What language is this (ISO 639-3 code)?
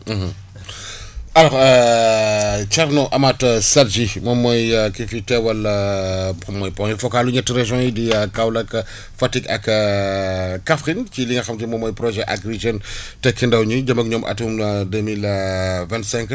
wol